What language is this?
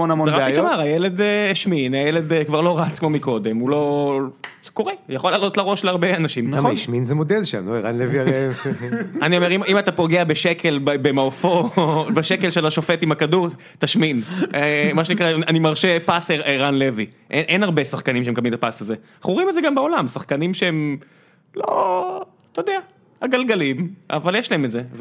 Hebrew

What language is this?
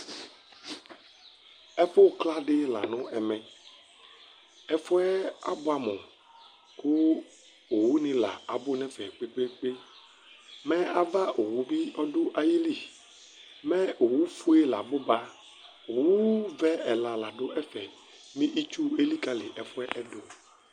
Ikposo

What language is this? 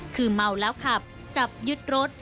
Thai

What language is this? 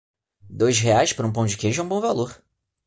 Portuguese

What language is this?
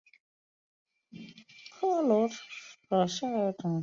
Chinese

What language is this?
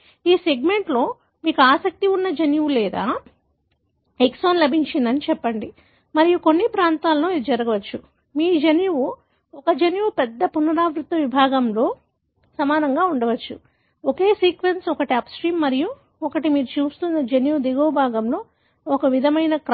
Telugu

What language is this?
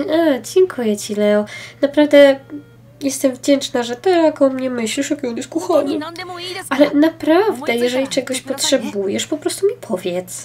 Polish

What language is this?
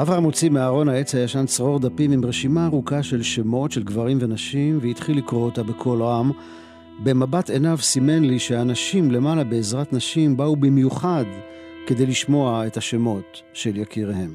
Hebrew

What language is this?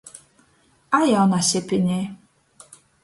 Latgalian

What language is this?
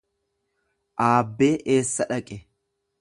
Oromo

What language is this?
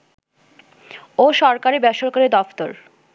Bangla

